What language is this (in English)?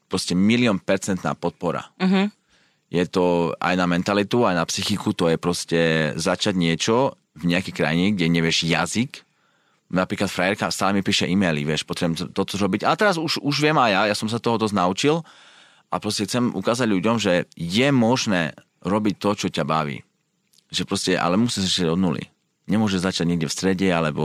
Slovak